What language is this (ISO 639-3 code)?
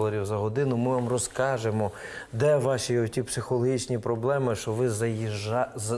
ukr